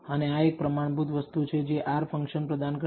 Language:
Gujarati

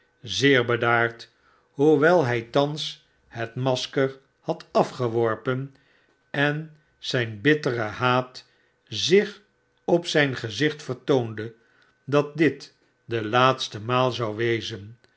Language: Dutch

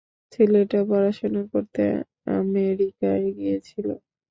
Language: Bangla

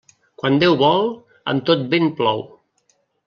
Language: Catalan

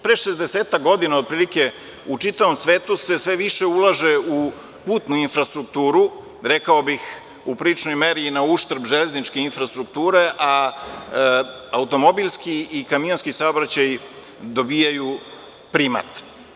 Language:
Serbian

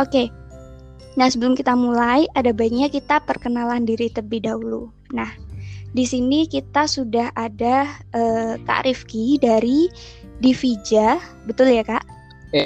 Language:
Indonesian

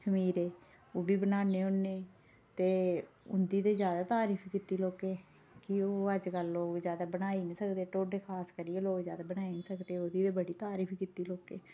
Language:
Dogri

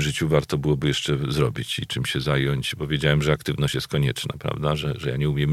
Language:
Polish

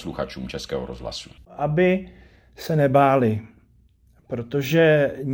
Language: Czech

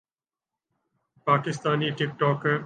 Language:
Urdu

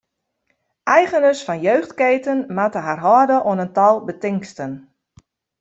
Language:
Western Frisian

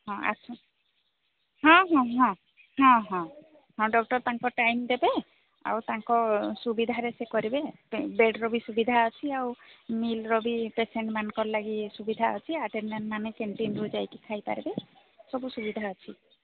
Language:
Odia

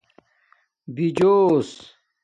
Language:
Domaaki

